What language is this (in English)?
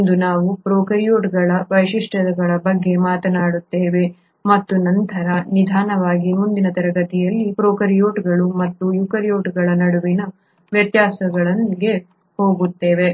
Kannada